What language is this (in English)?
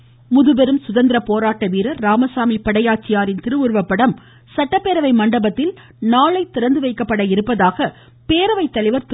Tamil